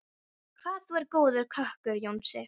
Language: Icelandic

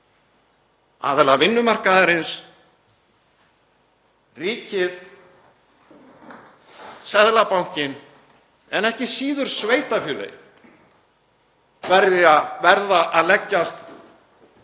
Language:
Icelandic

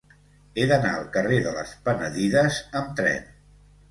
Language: Catalan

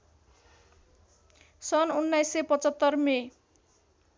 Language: Nepali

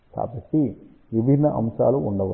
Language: Telugu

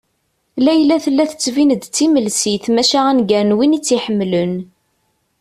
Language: Kabyle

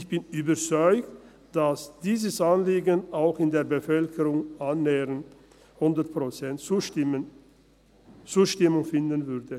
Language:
Swiss German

